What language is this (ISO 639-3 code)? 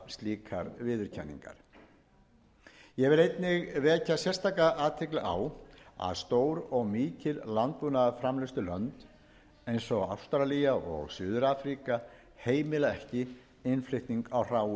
isl